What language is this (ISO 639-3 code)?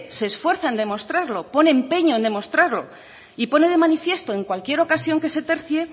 spa